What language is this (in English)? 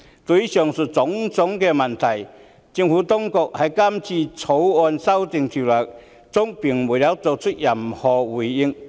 Cantonese